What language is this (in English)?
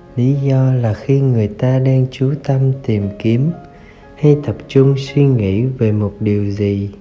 Vietnamese